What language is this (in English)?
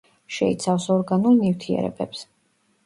Georgian